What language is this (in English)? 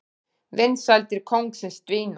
Icelandic